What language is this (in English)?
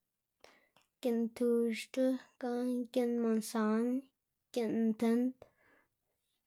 Xanaguía Zapotec